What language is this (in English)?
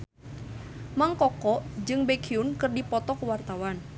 Sundanese